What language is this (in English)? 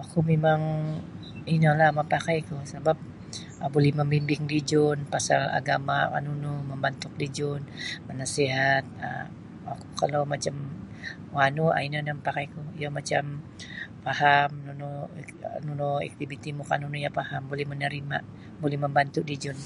Sabah Bisaya